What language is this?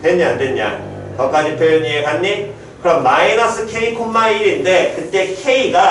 Korean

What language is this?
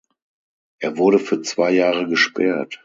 German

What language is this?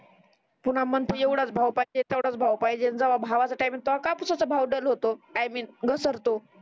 Marathi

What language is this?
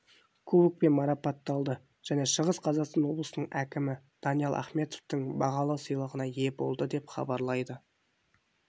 Kazakh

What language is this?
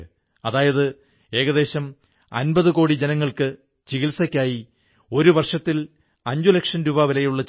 Malayalam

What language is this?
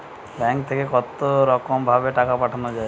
Bangla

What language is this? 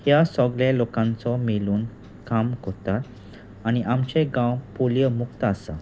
Konkani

